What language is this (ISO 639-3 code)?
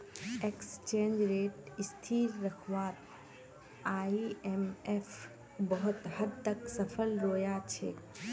mag